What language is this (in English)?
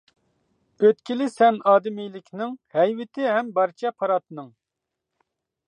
Uyghur